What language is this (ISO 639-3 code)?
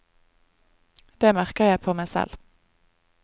nor